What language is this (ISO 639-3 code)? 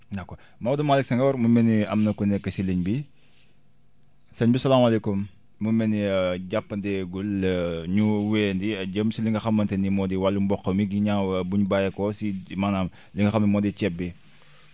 wol